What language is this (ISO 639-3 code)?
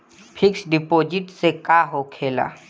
bho